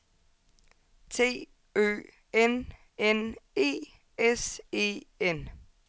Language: Danish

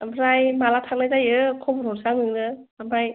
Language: Bodo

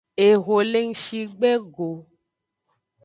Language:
Aja (Benin)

